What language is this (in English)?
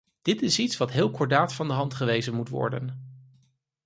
Dutch